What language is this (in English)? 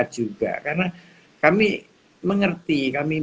Indonesian